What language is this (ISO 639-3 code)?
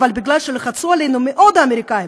heb